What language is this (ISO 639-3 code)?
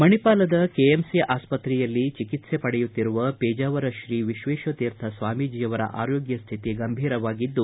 kan